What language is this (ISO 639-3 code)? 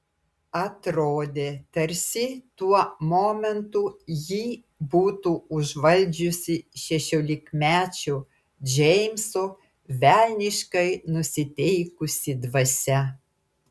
lit